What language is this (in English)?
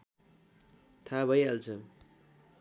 Nepali